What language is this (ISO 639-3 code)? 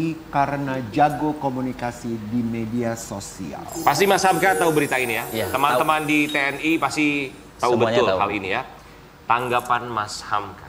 ind